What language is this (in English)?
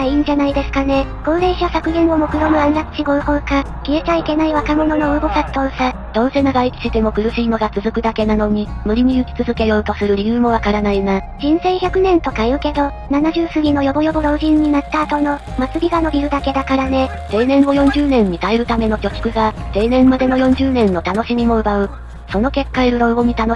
Japanese